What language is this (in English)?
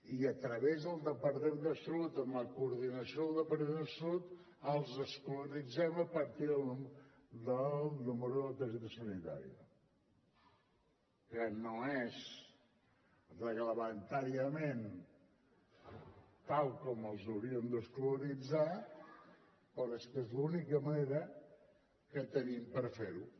Catalan